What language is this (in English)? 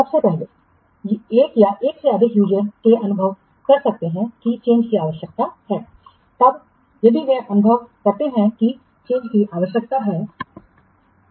Hindi